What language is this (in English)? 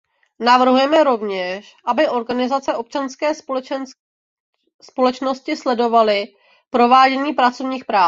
Czech